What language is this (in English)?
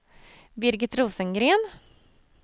Swedish